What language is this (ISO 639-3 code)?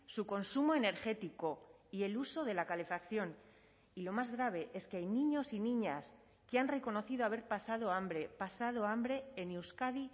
spa